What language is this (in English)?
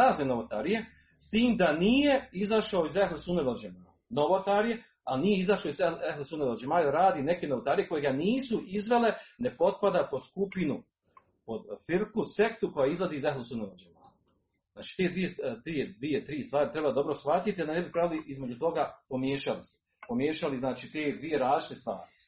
Croatian